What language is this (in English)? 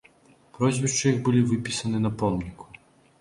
Belarusian